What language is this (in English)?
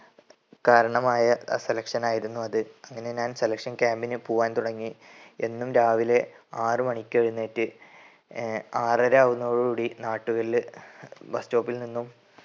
Malayalam